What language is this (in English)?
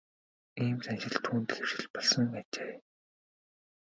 Mongolian